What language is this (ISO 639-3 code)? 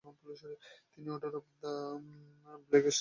ben